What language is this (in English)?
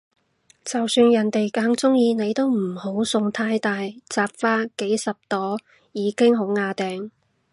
Cantonese